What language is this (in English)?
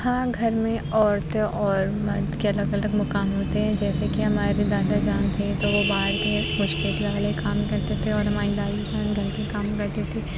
Urdu